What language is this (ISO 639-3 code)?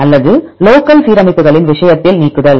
tam